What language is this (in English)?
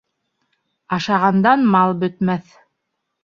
Bashkir